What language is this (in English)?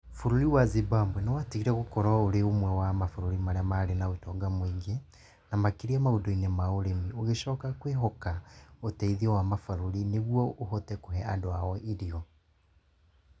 Kikuyu